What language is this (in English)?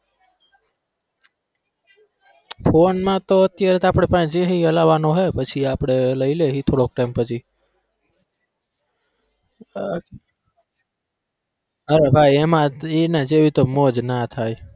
Gujarati